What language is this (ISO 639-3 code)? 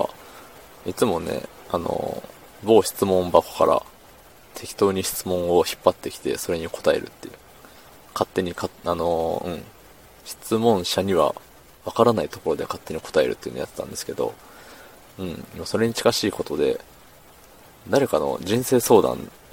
jpn